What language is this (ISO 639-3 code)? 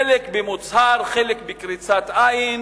heb